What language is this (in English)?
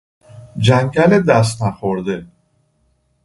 Persian